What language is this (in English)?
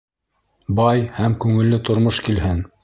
Bashkir